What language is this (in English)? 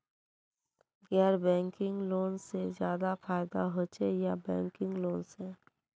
Magahi